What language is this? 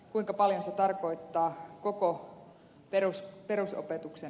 Finnish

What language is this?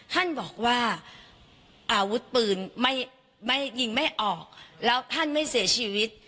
Thai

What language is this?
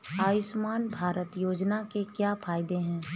Hindi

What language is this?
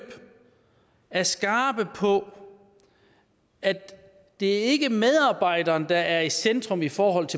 Danish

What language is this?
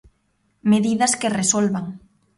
Galician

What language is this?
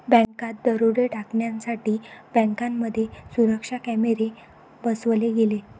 Marathi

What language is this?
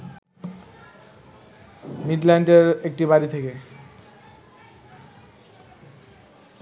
Bangla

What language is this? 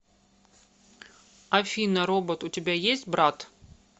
Russian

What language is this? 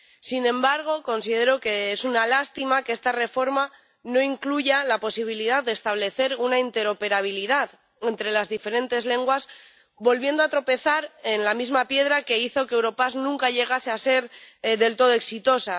Spanish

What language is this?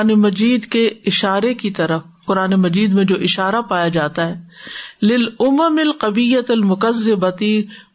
Urdu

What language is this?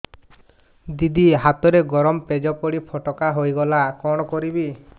Odia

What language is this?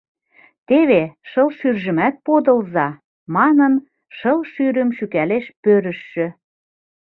Mari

